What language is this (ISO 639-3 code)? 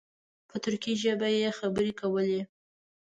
pus